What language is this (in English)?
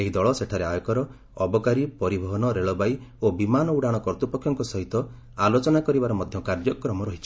Odia